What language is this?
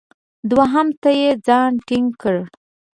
Pashto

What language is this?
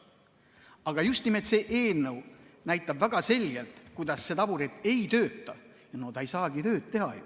Estonian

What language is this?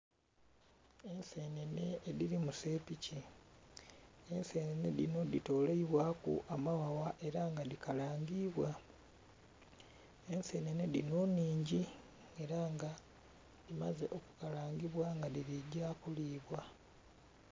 Soga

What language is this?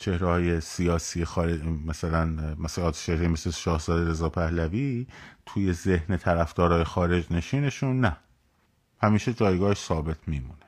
Persian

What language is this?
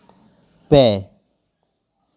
Santali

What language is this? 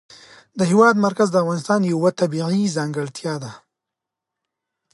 Pashto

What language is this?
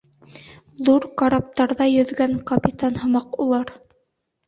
Bashkir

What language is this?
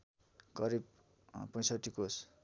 Nepali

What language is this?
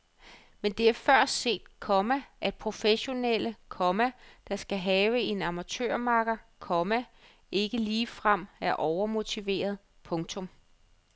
Danish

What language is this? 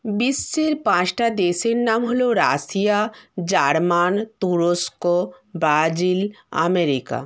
Bangla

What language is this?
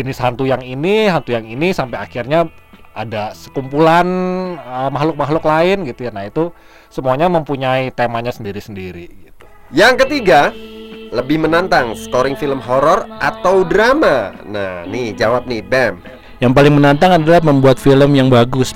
Indonesian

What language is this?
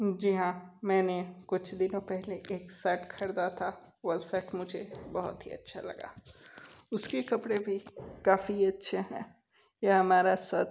Hindi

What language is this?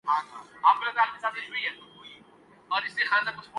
Urdu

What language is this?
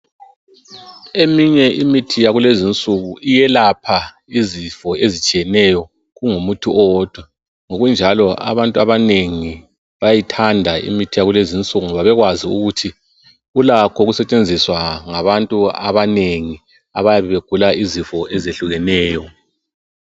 North Ndebele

